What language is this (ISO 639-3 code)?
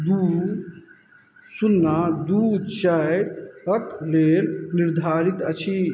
mai